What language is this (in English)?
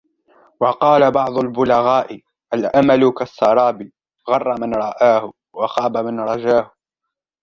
Arabic